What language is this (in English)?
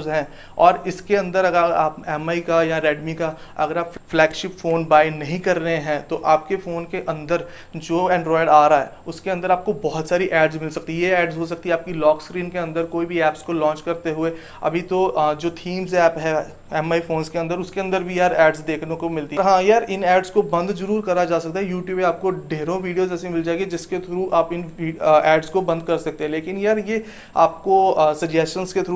Hindi